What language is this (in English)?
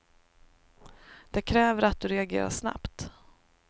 Swedish